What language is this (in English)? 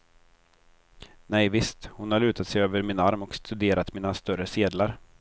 Swedish